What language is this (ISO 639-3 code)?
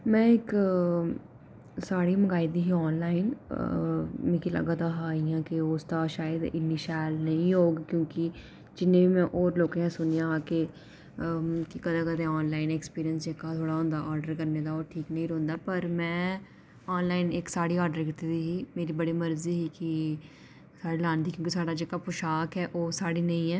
doi